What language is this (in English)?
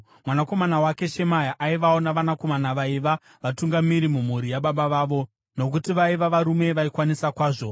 Shona